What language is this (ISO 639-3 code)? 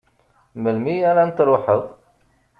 kab